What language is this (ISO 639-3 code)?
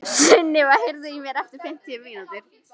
isl